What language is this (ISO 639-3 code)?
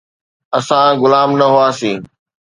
snd